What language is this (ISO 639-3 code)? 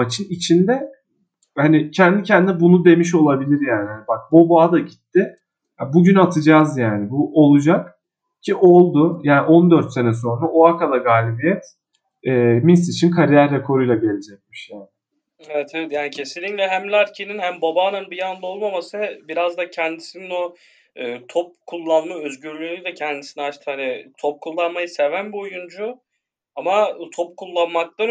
tur